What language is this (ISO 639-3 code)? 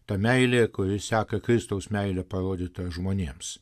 lit